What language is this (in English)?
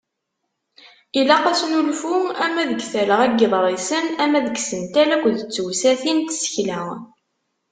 Kabyle